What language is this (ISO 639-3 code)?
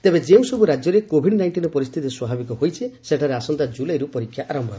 ori